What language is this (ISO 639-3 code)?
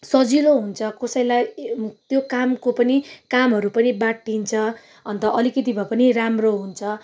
nep